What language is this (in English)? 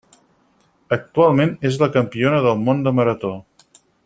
Catalan